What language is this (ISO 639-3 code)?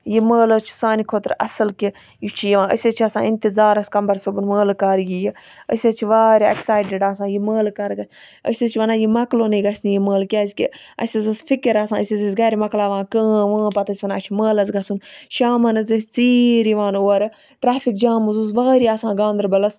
kas